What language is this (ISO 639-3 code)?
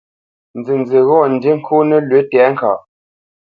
bce